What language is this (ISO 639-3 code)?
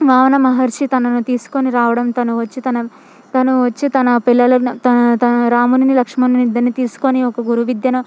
tel